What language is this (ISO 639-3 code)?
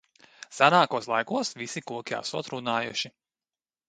lav